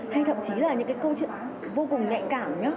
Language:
Vietnamese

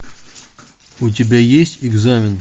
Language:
Russian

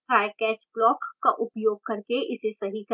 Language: Hindi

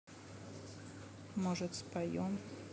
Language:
Russian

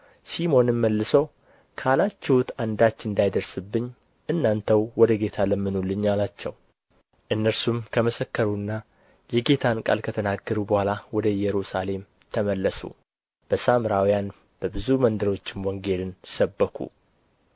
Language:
Amharic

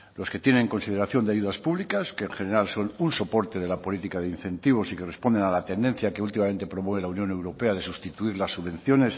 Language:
Spanish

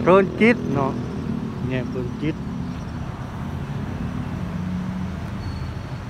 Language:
Thai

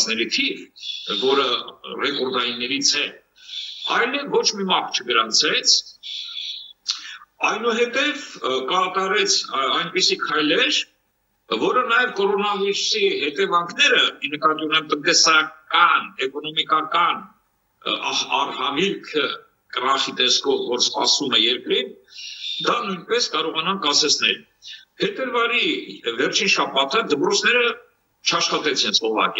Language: Romanian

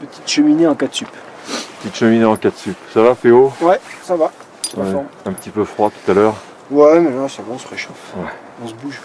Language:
French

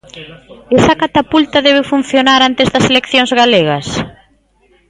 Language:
Galician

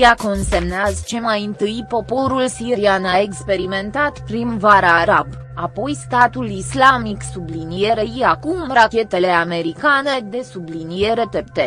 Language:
Romanian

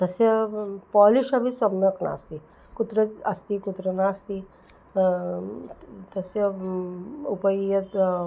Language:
Sanskrit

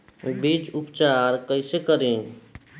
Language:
Bhojpuri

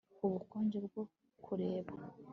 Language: Kinyarwanda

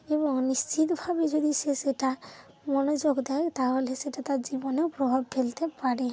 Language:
Bangla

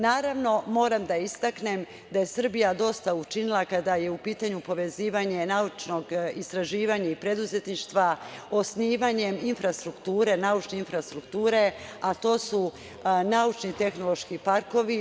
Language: Serbian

